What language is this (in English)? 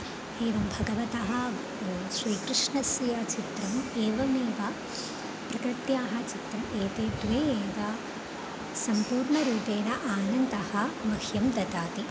Sanskrit